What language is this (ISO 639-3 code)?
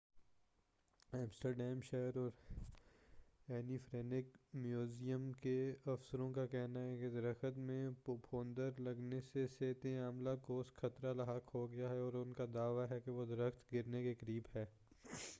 urd